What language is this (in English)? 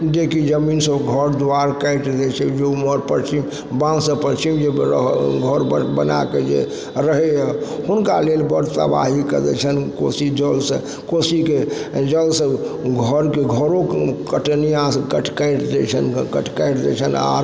Maithili